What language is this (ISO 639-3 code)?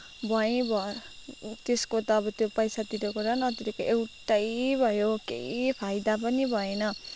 nep